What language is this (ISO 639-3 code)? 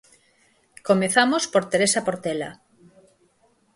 glg